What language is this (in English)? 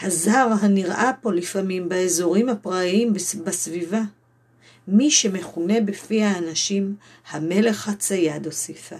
Hebrew